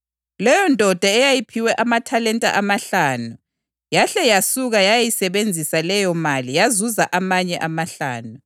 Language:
North Ndebele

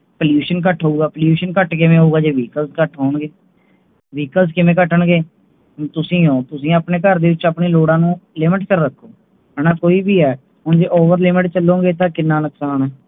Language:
Punjabi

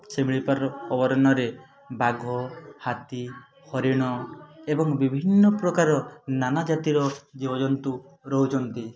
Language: Odia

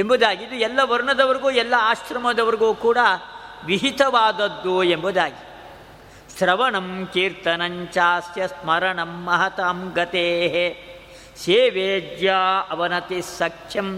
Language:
Kannada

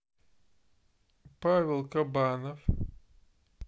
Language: Russian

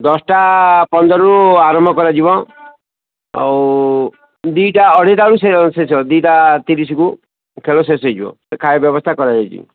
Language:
Odia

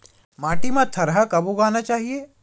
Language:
Chhattisgarhi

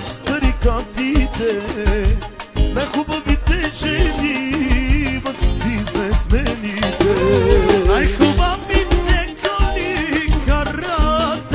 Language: Romanian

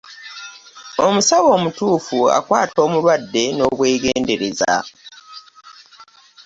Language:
Ganda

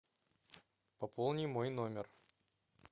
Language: Russian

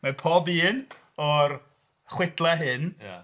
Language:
Welsh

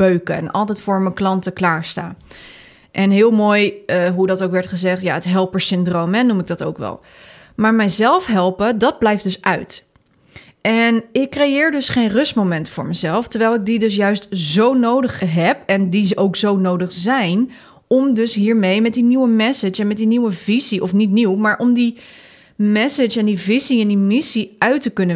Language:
Dutch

